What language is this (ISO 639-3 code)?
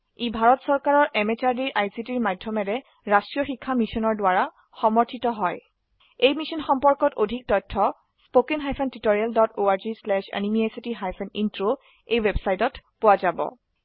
asm